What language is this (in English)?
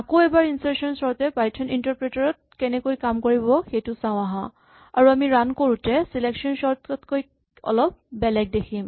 Assamese